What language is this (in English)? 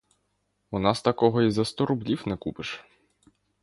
Ukrainian